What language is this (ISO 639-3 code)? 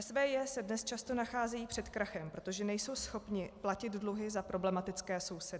ces